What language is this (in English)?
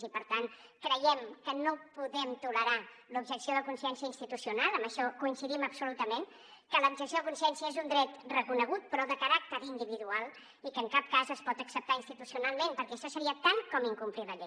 Catalan